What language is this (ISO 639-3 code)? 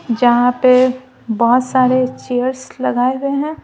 hin